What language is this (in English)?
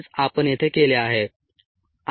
Marathi